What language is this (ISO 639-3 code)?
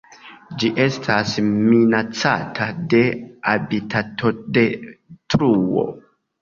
epo